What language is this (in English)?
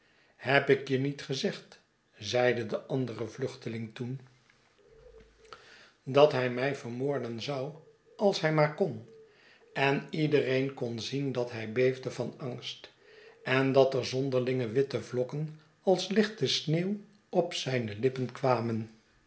Dutch